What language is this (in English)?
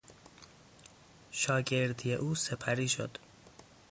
Persian